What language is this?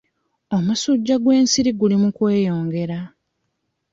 Ganda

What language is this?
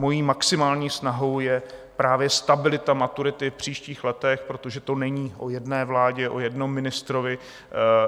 Czech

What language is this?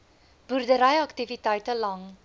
Afrikaans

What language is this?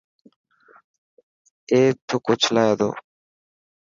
Dhatki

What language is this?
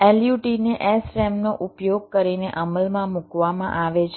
Gujarati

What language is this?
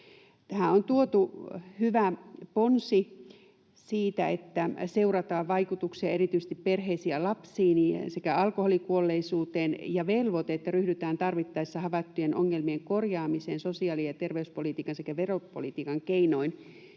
Finnish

